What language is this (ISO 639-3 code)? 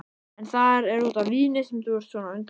isl